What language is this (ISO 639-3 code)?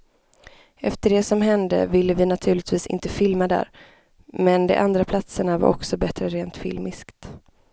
swe